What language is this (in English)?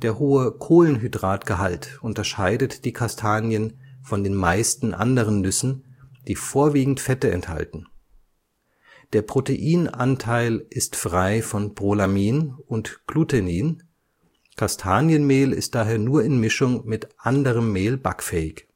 German